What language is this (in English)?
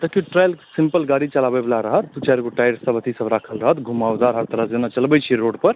Maithili